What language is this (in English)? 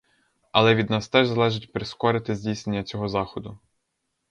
Ukrainian